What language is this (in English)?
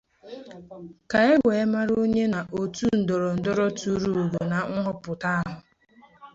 Igbo